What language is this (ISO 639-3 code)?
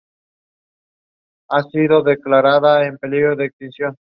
spa